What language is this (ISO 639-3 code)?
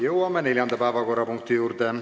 est